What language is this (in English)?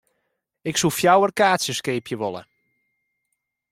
Western Frisian